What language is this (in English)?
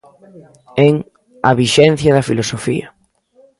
Galician